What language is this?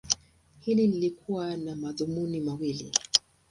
Swahili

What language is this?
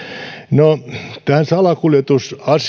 Finnish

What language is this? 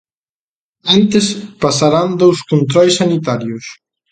Galician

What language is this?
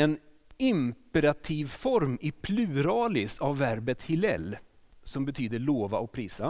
Swedish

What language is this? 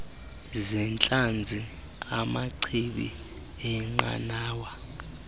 Xhosa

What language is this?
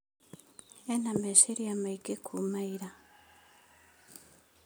Kikuyu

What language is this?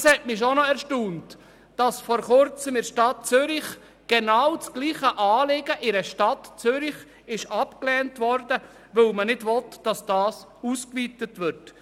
Swiss German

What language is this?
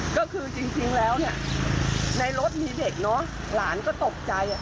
Thai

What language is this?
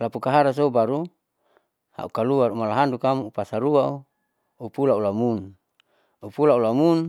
Saleman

